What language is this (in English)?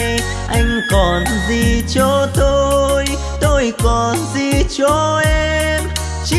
Vietnamese